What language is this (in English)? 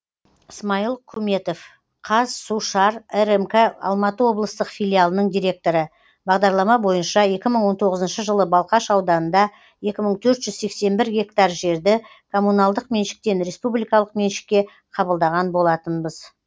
Kazakh